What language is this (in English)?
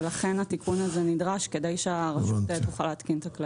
Hebrew